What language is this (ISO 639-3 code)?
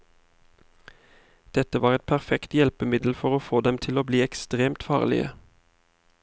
nor